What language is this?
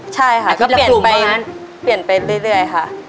Thai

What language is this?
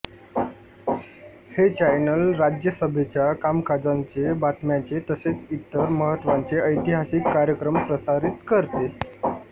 Marathi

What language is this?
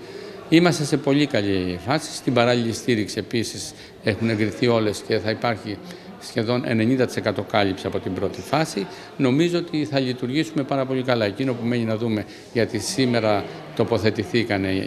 Greek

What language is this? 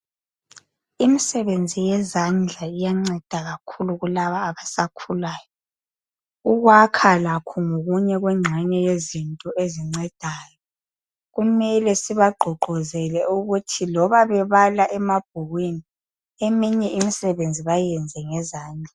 North Ndebele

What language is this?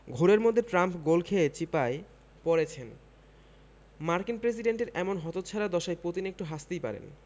Bangla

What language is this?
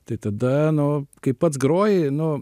Lithuanian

